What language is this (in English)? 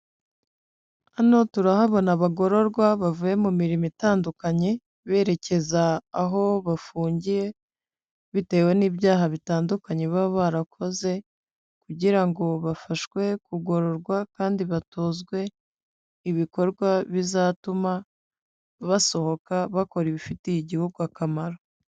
Kinyarwanda